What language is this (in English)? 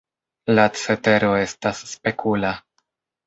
Esperanto